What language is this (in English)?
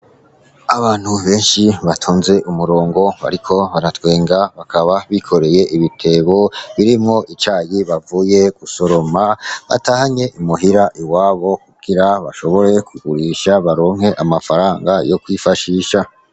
Rundi